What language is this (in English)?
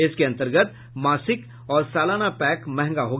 Hindi